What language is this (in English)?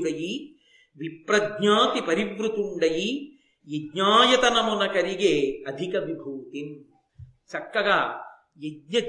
Telugu